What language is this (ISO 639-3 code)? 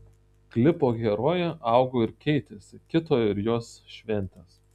lit